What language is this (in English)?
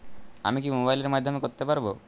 Bangla